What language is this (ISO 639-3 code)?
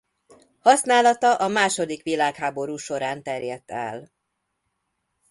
hun